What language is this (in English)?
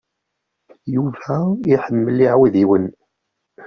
Kabyle